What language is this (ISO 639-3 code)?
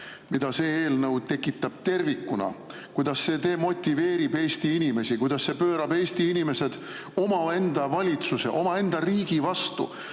est